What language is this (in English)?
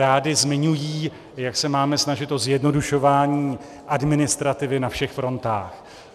Czech